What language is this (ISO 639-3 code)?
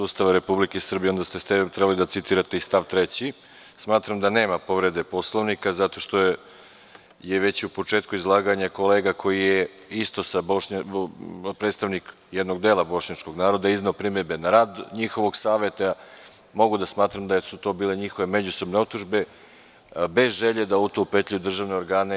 srp